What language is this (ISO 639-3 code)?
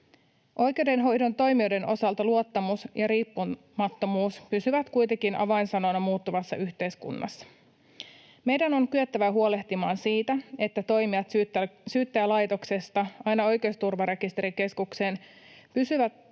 fin